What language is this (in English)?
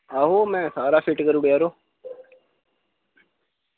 Dogri